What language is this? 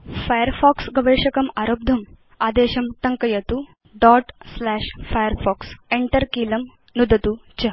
Sanskrit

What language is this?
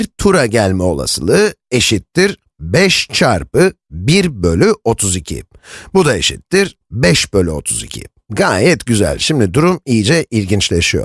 Turkish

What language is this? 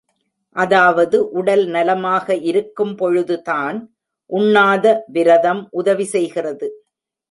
Tamil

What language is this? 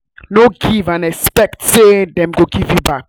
Nigerian Pidgin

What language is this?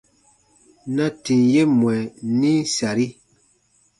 Baatonum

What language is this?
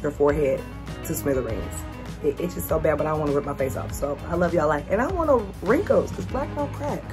English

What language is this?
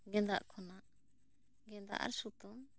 Santali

